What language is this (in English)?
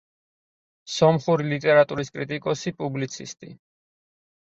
Georgian